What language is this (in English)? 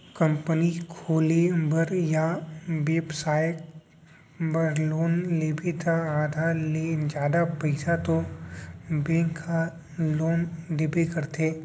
Chhattisgarhi